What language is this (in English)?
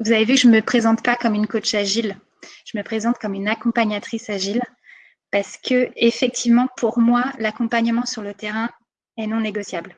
French